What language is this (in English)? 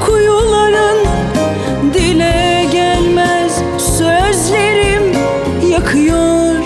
Turkish